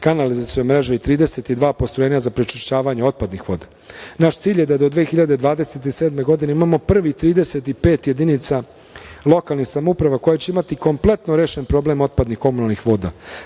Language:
Serbian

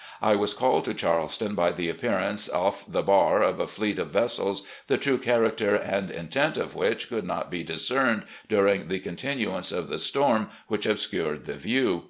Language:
English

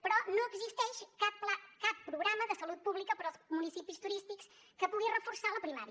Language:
Catalan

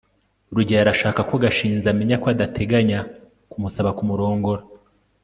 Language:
Kinyarwanda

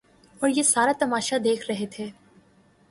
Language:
Urdu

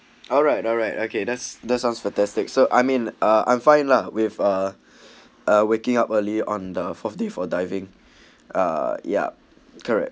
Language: English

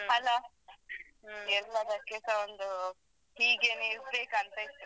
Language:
Kannada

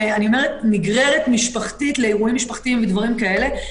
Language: Hebrew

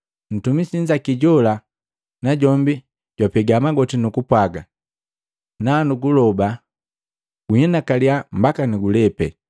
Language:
Matengo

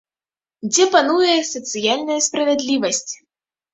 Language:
Belarusian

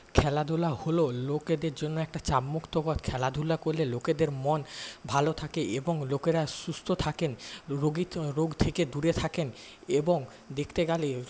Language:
Bangla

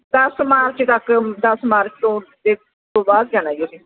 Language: Punjabi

